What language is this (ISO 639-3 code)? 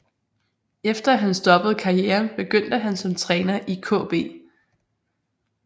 dan